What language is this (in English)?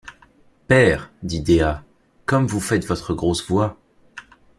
French